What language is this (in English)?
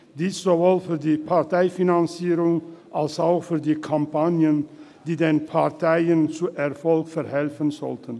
Swiss German